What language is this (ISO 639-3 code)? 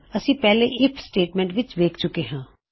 pan